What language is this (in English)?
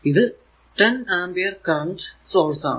Malayalam